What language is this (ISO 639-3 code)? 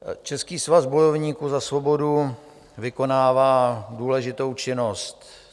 ces